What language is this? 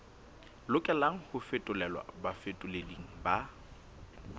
Southern Sotho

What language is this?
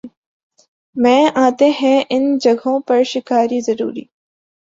Urdu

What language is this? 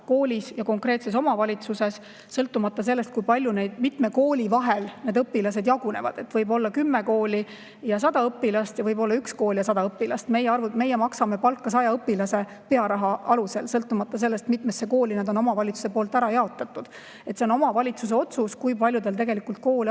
Estonian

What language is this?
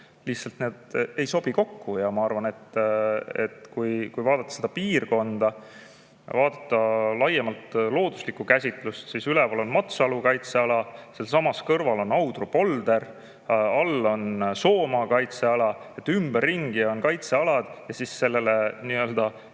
Estonian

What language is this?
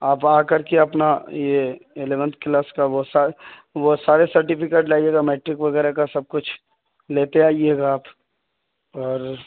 Urdu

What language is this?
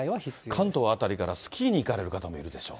Japanese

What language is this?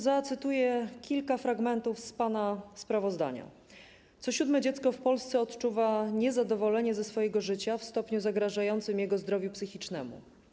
Polish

